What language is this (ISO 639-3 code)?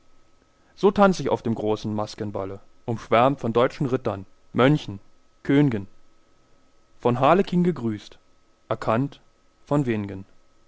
deu